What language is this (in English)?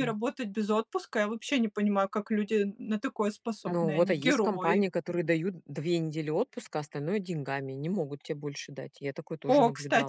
Russian